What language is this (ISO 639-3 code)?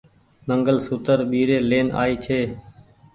gig